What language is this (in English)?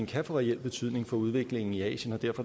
Danish